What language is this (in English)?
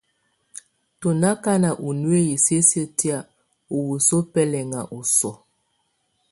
Tunen